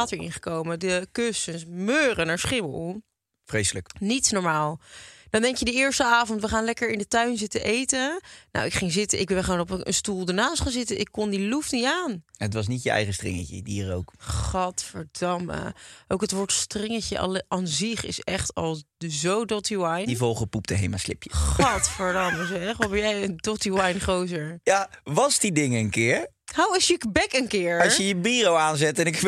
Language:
Dutch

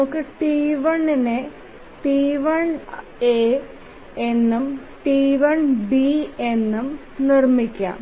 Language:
Malayalam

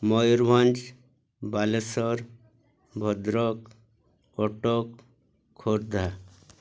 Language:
Odia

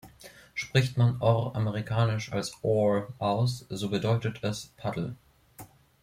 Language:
German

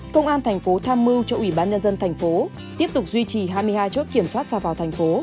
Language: Vietnamese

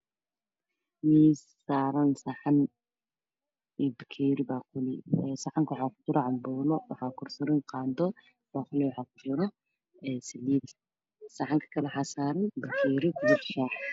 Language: Somali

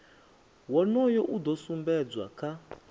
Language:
Venda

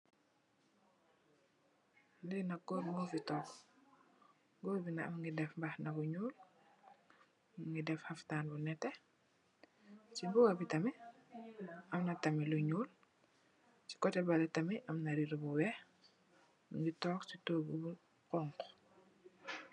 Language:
Wolof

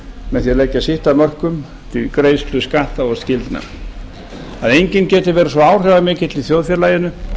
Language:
Icelandic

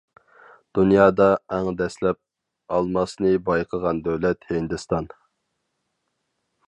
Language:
Uyghur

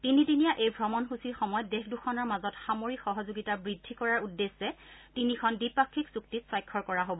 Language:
Assamese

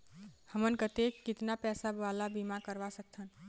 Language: Chhattisgarhi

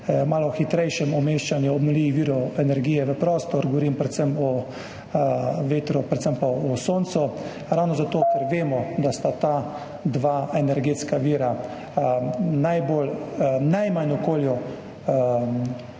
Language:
Slovenian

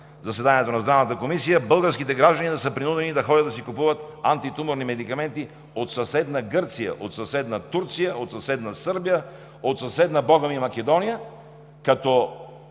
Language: Bulgarian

